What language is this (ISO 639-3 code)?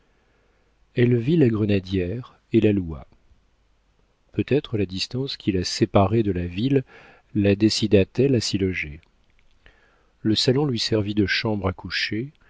fra